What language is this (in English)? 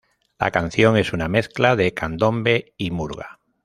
Spanish